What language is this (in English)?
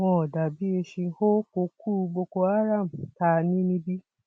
Yoruba